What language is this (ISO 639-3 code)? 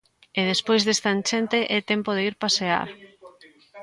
glg